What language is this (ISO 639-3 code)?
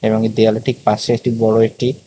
ben